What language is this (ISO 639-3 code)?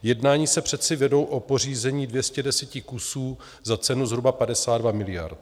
ces